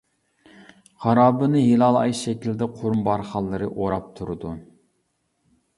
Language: Uyghur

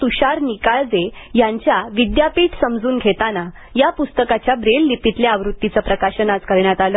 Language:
Marathi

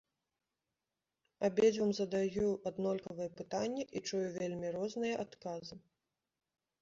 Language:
Belarusian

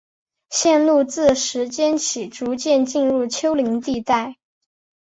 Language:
Chinese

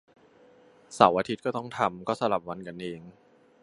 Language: Thai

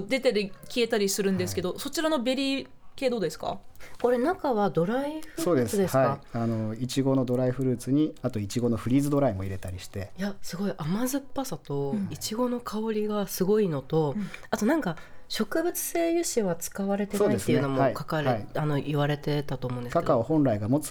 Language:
Japanese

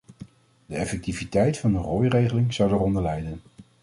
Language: Dutch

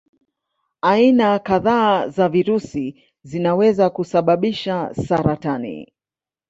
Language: Swahili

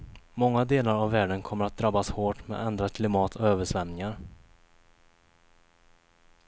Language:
Swedish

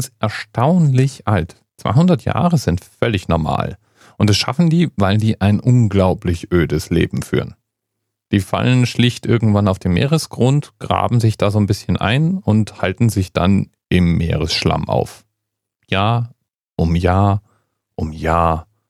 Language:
German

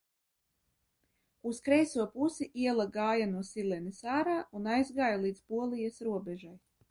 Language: Latvian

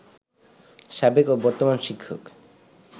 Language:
Bangla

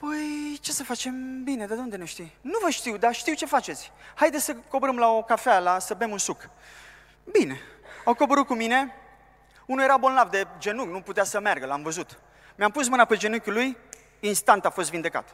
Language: Romanian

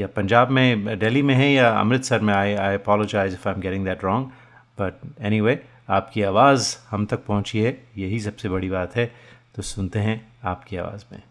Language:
Hindi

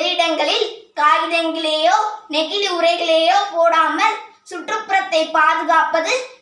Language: Tamil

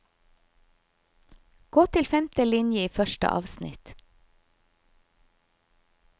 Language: Norwegian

